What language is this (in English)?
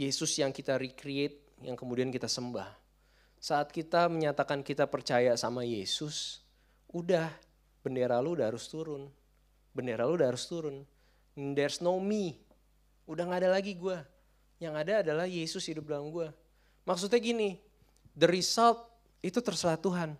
Indonesian